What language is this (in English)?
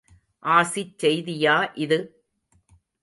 Tamil